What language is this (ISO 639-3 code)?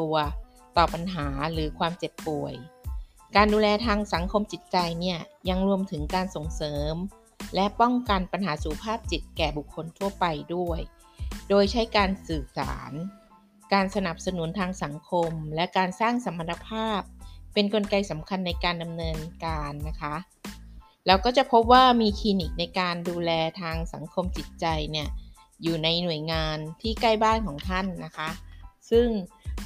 tha